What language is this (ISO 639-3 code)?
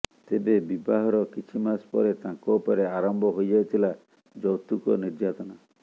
ori